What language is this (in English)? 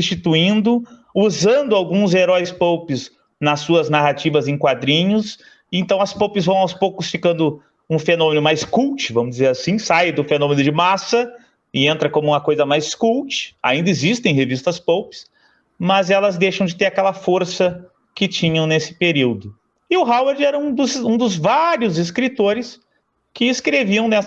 Portuguese